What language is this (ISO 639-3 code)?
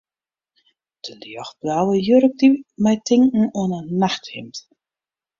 fry